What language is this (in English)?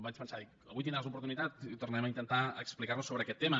Catalan